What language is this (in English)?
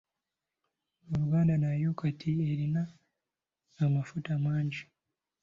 Ganda